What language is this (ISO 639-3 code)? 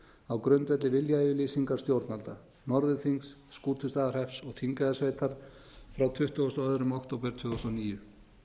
isl